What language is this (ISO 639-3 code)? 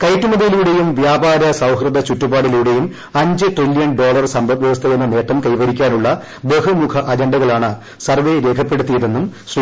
mal